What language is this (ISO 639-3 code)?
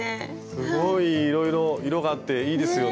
jpn